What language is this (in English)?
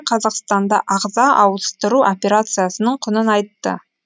Kazakh